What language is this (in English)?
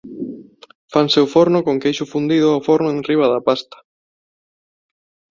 Galician